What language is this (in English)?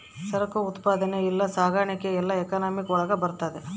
Kannada